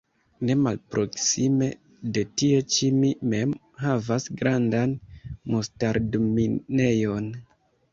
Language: Esperanto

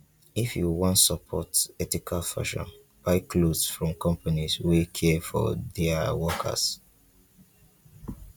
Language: Nigerian Pidgin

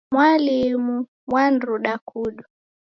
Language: Taita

